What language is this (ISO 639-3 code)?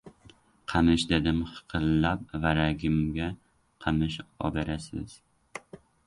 uzb